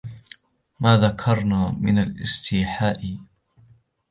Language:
Arabic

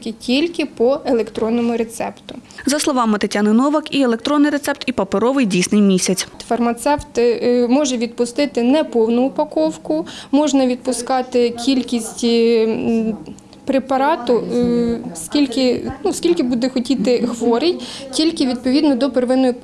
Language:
Ukrainian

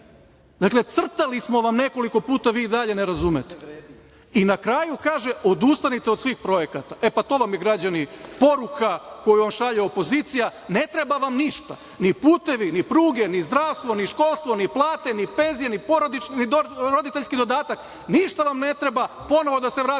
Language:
Serbian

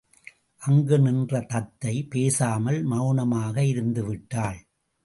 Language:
Tamil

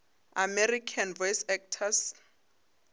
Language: Northern Sotho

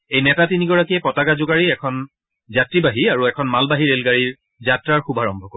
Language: Assamese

